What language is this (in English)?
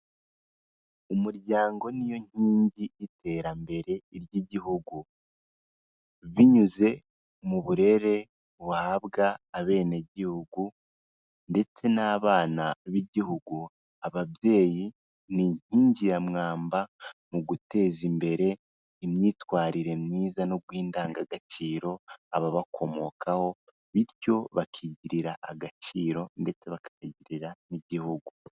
Kinyarwanda